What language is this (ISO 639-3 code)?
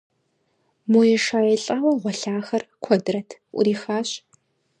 kbd